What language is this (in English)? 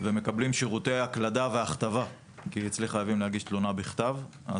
Hebrew